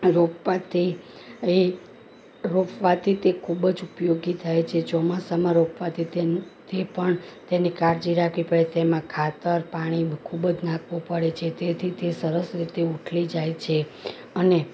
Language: Gujarati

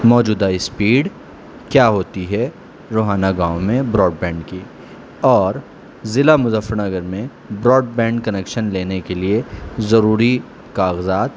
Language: Urdu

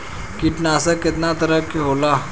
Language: Bhojpuri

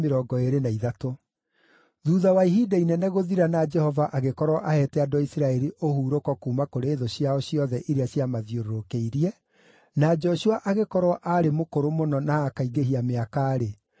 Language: Kikuyu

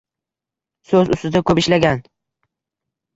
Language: Uzbek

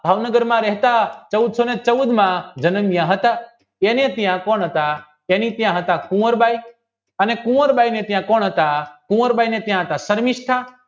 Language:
Gujarati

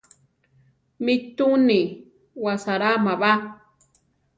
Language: Central Tarahumara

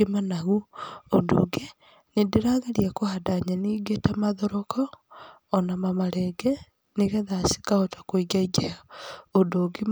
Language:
Kikuyu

